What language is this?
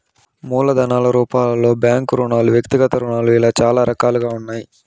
Telugu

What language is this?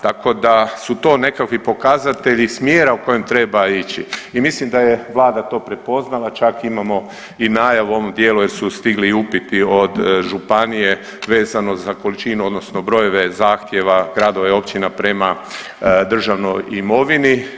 Croatian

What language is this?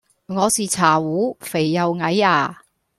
Cantonese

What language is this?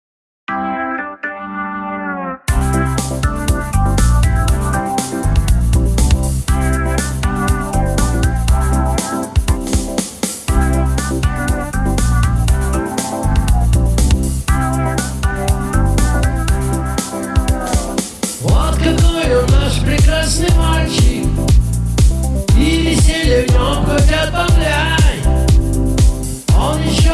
French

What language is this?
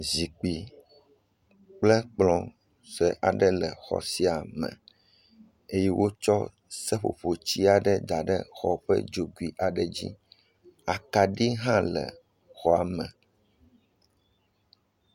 Ewe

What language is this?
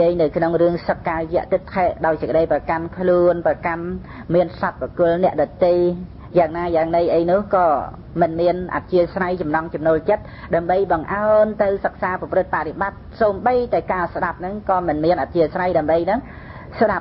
Vietnamese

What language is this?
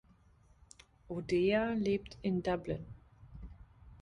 German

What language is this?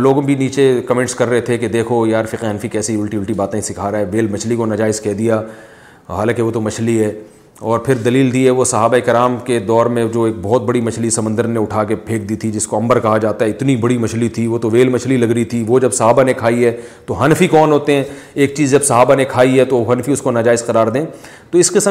Urdu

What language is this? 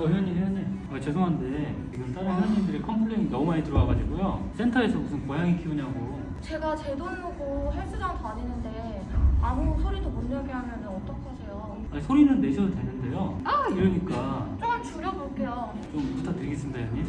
Korean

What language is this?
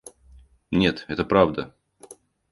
Russian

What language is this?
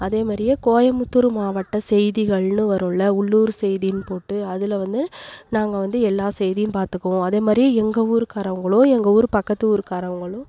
Tamil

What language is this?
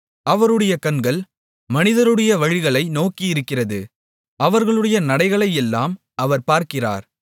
Tamil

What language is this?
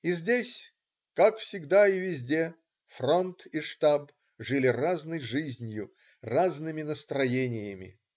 Russian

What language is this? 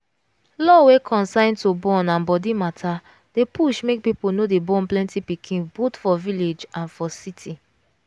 Nigerian Pidgin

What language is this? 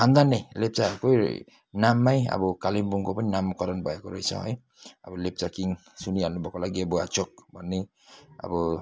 Nepali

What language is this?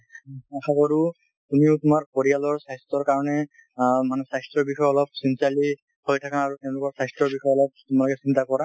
Assamese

